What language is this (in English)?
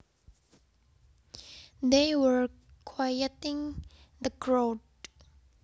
Javanese